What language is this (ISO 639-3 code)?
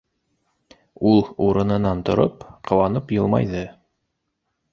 bak